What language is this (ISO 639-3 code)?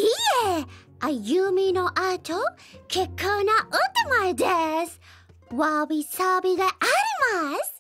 jpn